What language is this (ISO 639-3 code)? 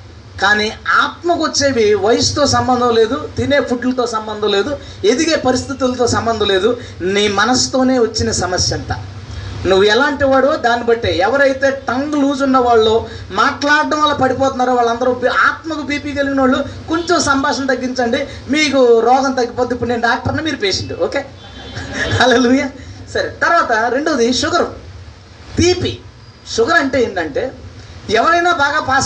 tel